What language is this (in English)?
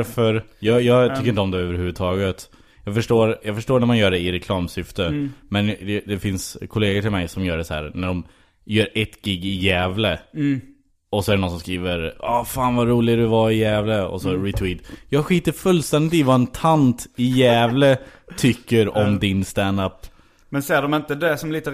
Swedish